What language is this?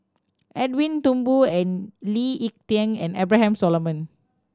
English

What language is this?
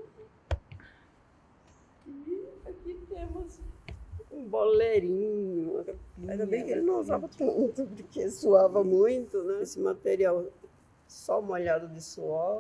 Portuguese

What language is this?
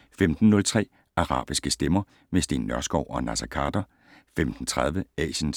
Danish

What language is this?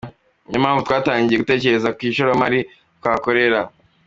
Kinyarwanda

